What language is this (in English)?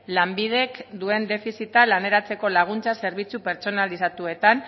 Basque